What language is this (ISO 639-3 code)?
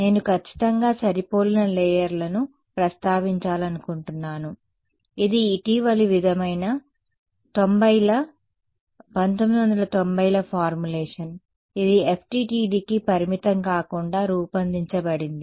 tel